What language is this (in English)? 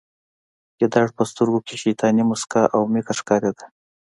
Pashto